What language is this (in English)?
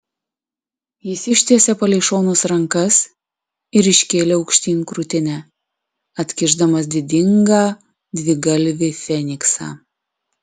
Lithuanian